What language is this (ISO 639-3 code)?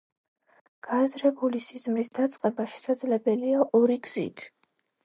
kat